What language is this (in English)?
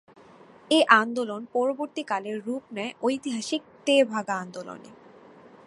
Bangla